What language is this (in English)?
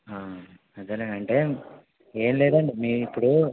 Telugu